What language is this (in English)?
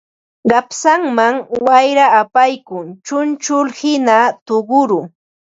Ambo-Pasco Quechua